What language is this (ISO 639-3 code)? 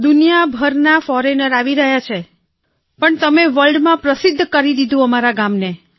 guj